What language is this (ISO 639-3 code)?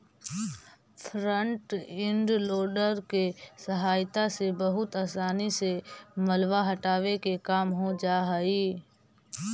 mag